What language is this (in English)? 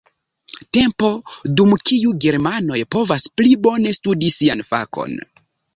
Esperanto